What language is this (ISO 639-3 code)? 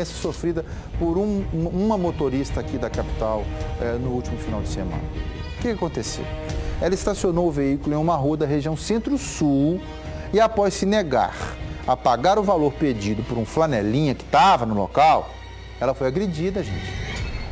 por